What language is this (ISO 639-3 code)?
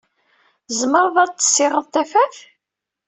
kab